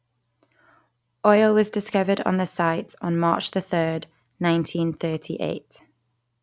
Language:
English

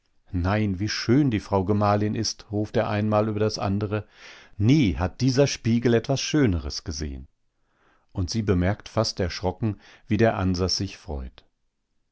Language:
German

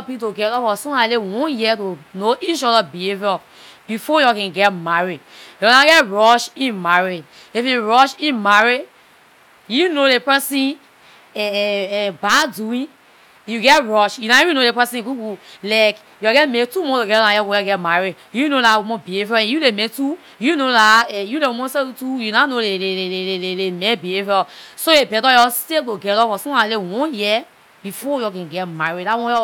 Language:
Liberian English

